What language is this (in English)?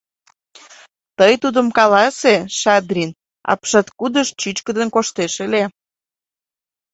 Mari